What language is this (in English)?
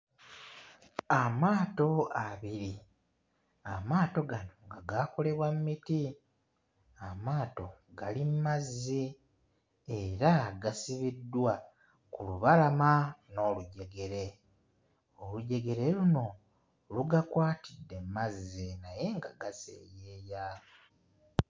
Ganda